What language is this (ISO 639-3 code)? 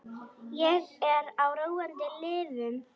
isl